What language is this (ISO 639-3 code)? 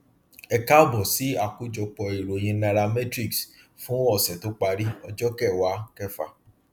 yor